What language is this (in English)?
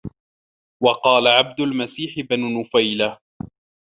Arabic